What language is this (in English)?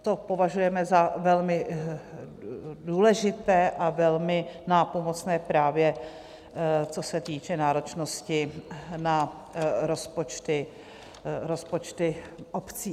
Czech